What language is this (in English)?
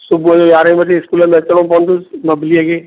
Sindhi